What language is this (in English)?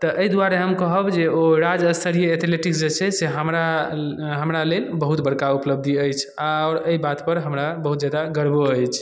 Maithili